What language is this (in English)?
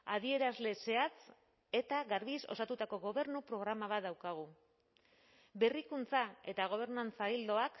Basque